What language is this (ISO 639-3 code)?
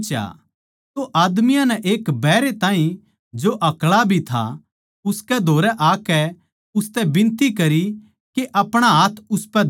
bgc